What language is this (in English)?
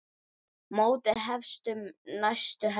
Icelandic